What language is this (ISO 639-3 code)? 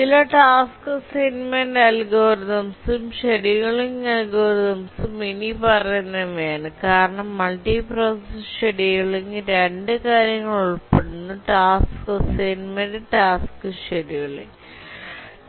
mal